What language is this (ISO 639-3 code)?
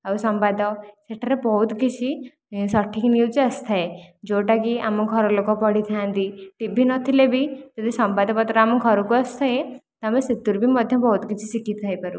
ori